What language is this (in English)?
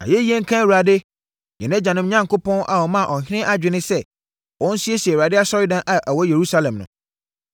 Akan